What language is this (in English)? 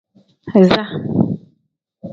Tem